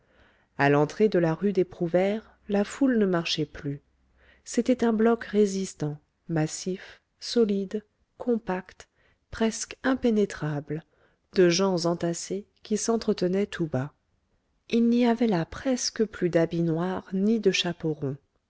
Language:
French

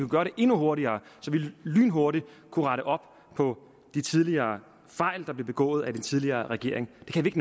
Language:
Danish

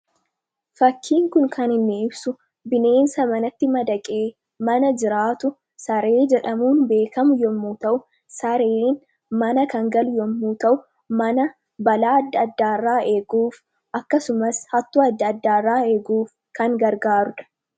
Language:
Oromo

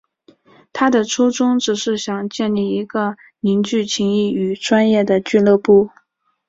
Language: Chinese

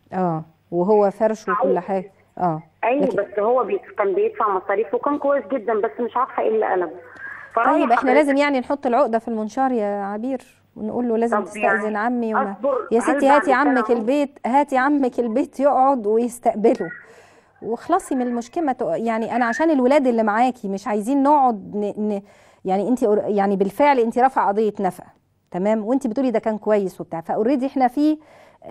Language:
Arabic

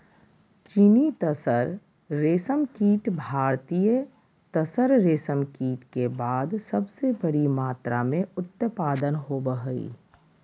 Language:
Magahi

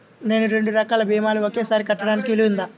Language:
Telugu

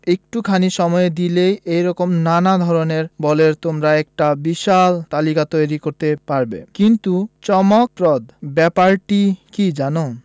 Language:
Bangla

